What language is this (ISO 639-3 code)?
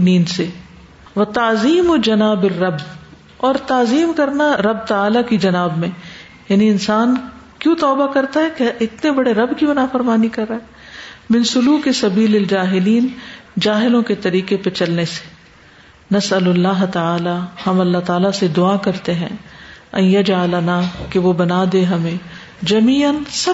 urd